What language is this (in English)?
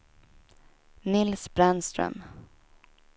Swedish